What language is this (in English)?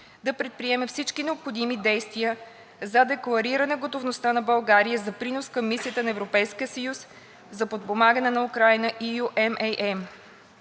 Bulgarian